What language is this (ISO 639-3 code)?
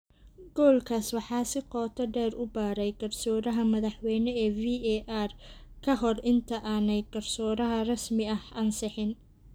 som